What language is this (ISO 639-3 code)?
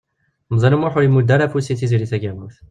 kab